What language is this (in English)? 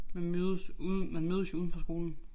Danish